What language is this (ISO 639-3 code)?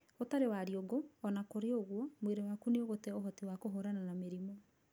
kik